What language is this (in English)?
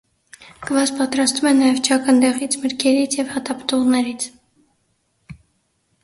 Armenian